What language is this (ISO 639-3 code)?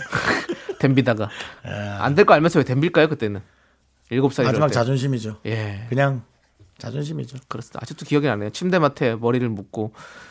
kor